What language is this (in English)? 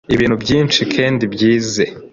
Kinyarwanda